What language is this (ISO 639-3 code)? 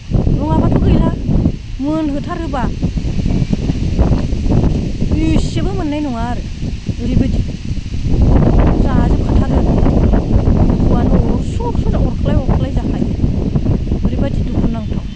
brx